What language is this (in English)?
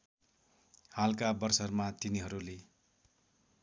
Nepali